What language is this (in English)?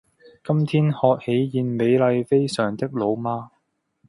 Cantonese